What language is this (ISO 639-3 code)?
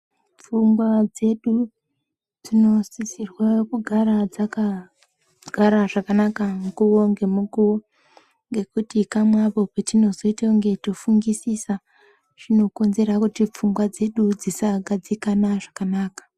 ndc